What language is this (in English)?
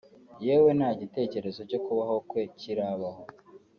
Kinyarwanda